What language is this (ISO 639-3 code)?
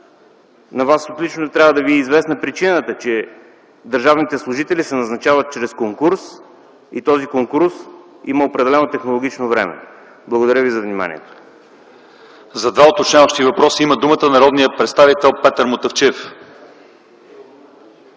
bul